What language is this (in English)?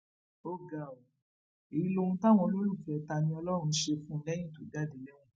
Yoruba